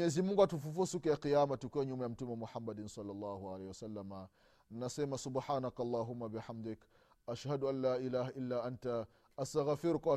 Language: Swahili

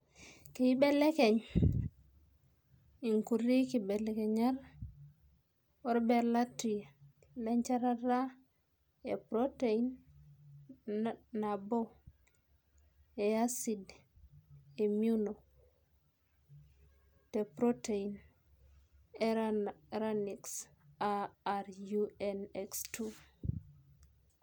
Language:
Masai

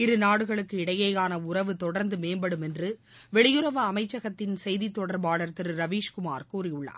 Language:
Tamil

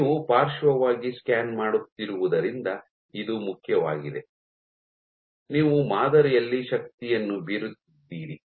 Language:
Kannada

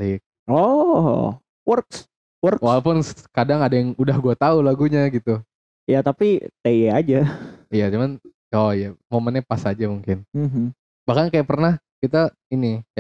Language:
Indonesian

